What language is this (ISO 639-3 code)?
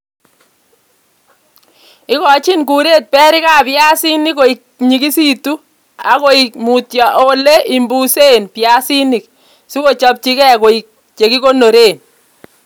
kln